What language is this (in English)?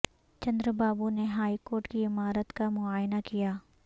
Urdu